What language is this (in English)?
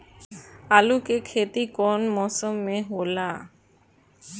Bhojpuri